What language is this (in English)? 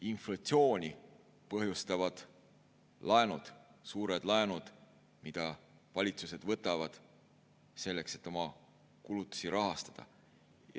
Estonian